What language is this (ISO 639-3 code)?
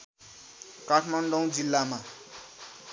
nep